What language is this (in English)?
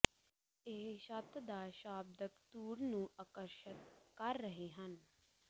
Punjabi